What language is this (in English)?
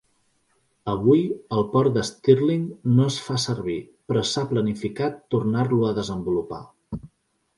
Catalan